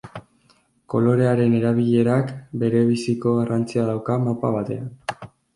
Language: Basque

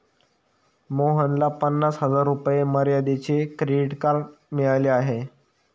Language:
Marathi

